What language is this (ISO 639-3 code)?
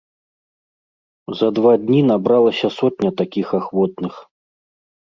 bel